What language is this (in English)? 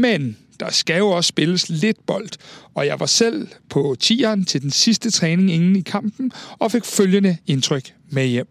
Danish